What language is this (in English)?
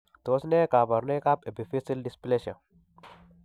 Kalenjin